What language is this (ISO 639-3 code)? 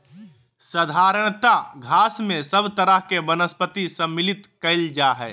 mag